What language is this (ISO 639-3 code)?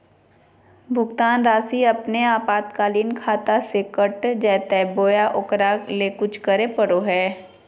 mag